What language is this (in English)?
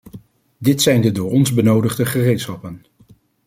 Dutch